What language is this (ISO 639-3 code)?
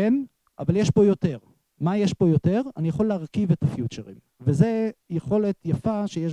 heb